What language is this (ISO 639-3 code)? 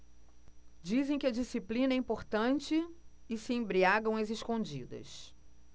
por